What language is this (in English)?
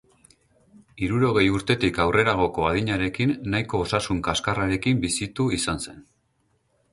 Basque